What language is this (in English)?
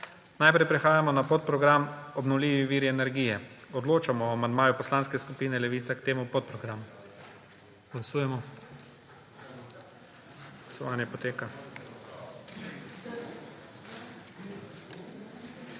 Slovenian